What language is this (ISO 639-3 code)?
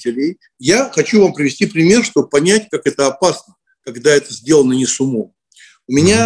rus